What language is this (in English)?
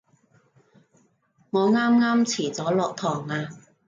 Cantonese